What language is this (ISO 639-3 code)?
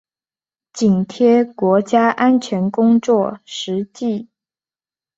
zho